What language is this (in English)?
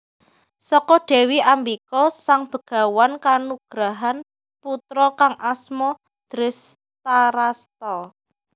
Javanese